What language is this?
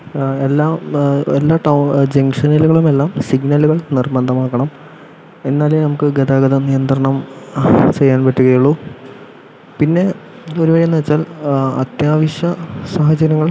Malayalam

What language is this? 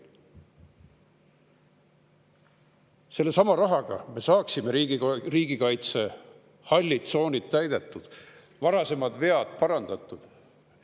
Estonian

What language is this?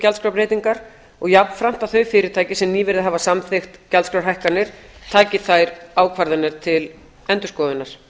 Icelandic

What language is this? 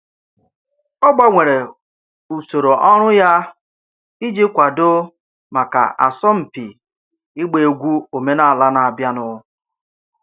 Igbo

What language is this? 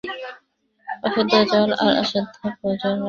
Bangla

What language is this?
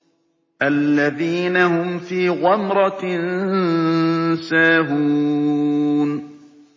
Arabic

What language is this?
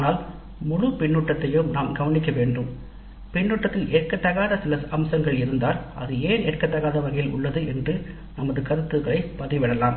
Tamil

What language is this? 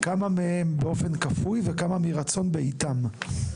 Hebrew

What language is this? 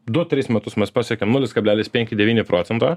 Lithuanian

